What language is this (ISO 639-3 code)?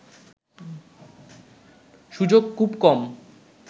ben